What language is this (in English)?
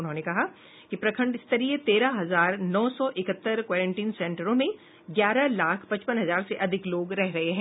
Hindi